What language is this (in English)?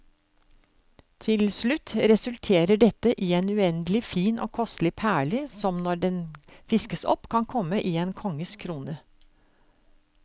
Norwegian